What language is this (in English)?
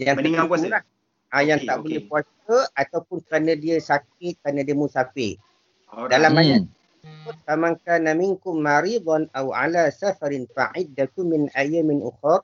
Malay